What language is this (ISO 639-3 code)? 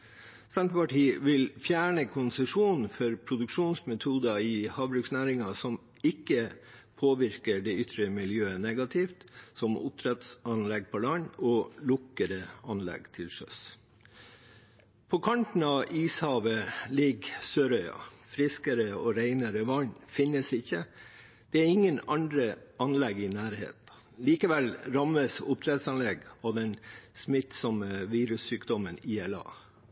nob